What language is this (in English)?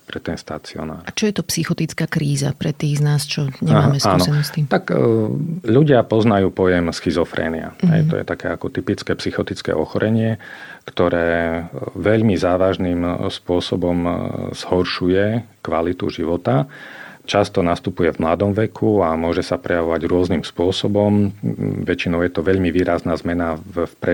Slovak